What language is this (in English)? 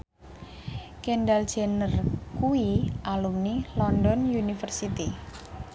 Javanese